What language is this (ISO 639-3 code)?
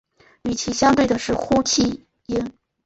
zho